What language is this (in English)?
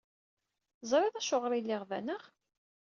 Kabyle